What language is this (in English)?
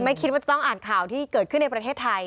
Thai